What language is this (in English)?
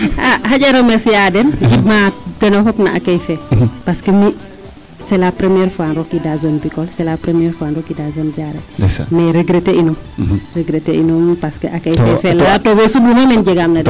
Serer